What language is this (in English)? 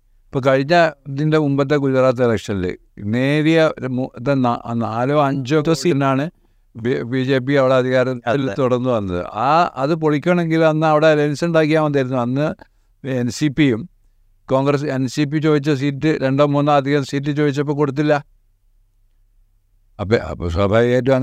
Malayalam